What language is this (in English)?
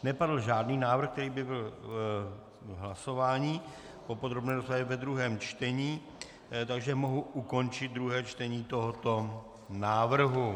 Czech